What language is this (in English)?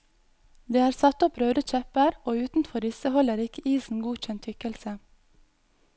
Norwegian